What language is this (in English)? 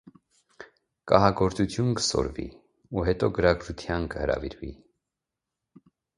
Armenian